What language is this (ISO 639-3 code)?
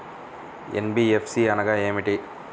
tel